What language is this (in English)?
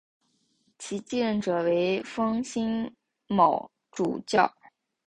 Chinese